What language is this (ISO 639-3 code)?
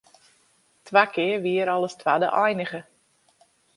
fry